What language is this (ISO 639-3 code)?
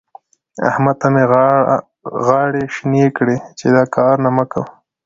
pus